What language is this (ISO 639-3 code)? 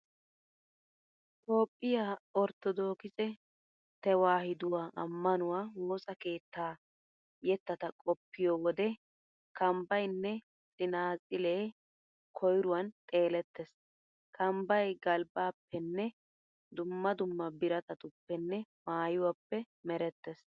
wal